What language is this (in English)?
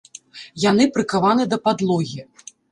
Belarusian